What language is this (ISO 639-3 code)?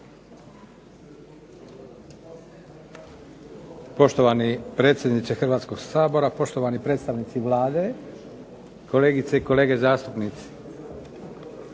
hrv